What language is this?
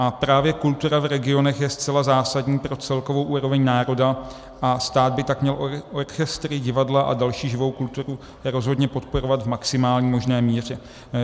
Czech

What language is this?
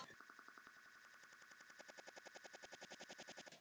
Icelandic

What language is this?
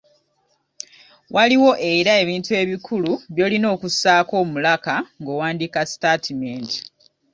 Ganda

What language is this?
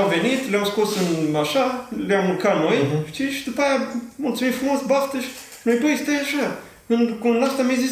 Romanian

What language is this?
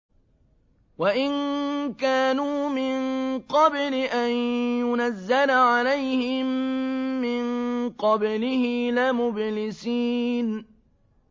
Arabic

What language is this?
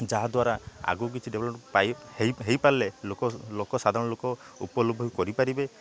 Odia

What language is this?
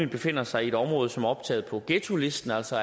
Danish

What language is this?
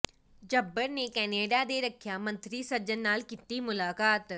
Punjabi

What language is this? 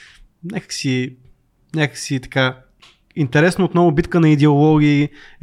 Bulgarian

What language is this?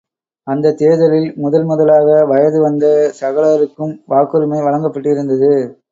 Tamil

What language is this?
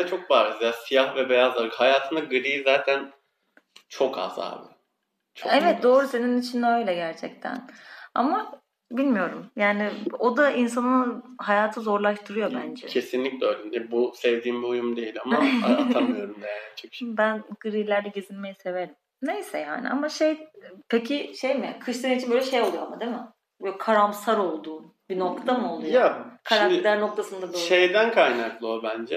Turkish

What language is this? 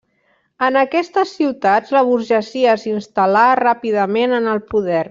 Catalan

